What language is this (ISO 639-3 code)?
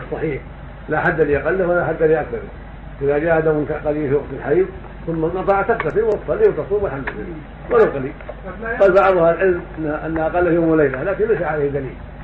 ara